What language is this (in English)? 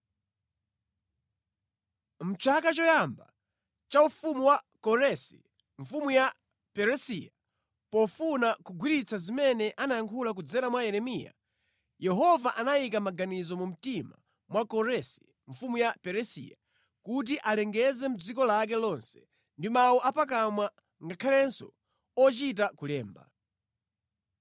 Nyanja